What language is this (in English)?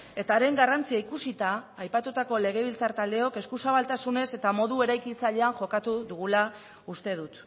Basque